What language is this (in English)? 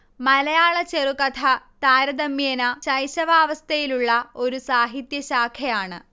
Malayalam